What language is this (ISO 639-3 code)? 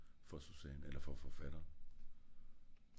dan